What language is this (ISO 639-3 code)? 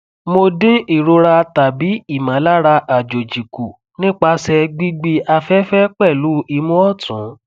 yor